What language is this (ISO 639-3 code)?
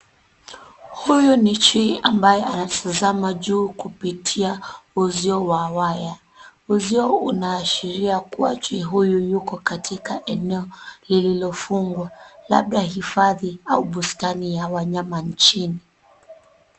swa